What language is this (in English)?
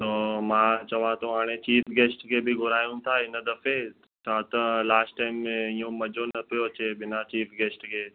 Sindhi